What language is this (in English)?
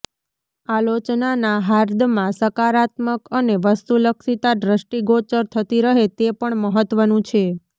Gujarati